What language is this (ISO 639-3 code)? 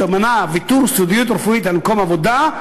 heb